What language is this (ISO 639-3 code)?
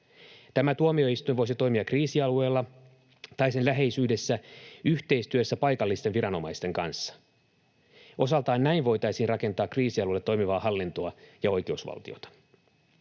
fin